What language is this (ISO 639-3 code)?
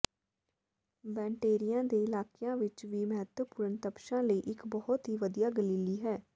pan